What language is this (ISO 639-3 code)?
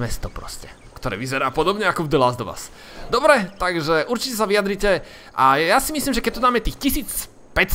slk